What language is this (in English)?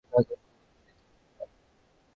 Bangla